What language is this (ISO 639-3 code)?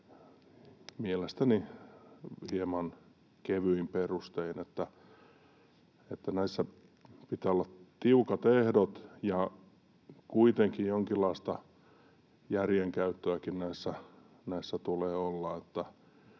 fin